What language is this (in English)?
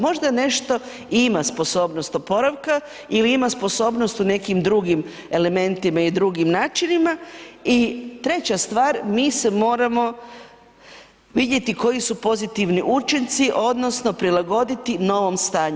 Croatian